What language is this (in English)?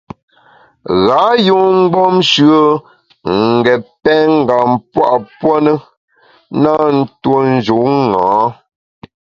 Bamun